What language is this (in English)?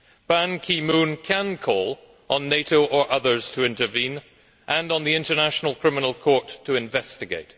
English